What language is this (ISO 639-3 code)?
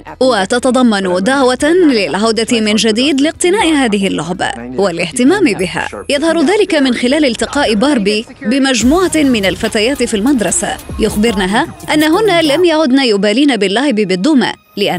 ara